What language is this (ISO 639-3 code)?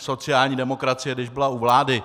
ces